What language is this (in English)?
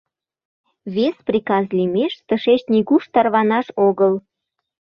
Mari